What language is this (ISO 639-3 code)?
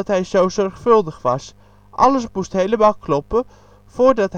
nld